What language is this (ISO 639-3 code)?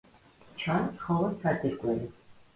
kat